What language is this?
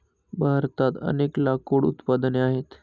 Marathi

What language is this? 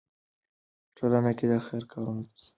Pashto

